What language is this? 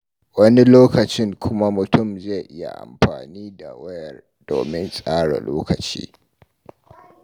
Hausa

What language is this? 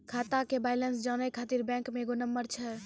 Maithili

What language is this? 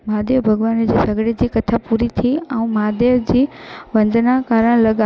Sindhi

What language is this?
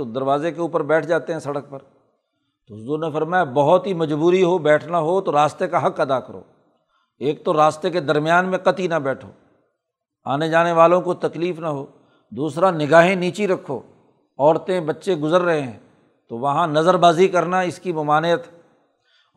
Urdu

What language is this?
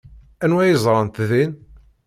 Kabyle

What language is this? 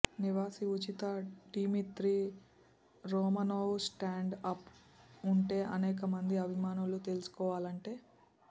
Telugu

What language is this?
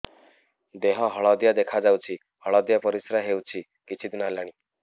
Odia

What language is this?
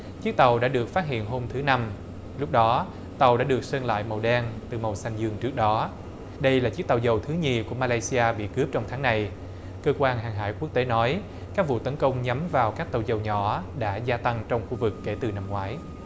Vietnamese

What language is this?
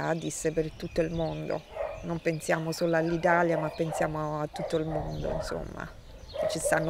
Italian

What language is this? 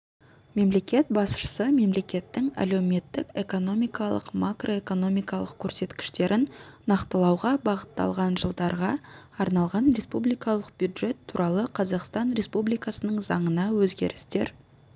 Kazakh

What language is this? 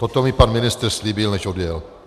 Czech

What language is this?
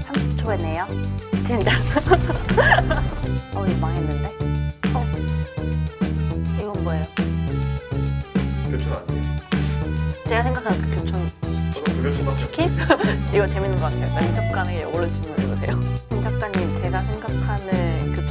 Korean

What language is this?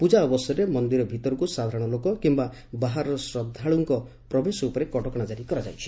Odia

